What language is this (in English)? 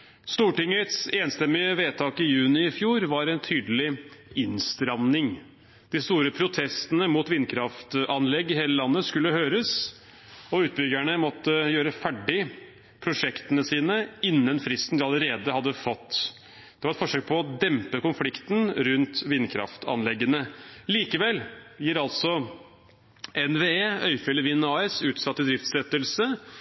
Norwegian Bokmål